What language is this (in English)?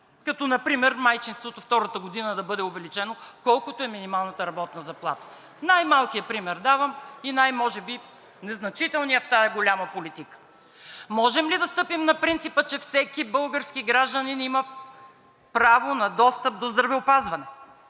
Bulgarian